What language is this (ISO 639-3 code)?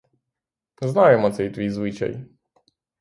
ukr